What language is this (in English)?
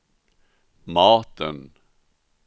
Swedish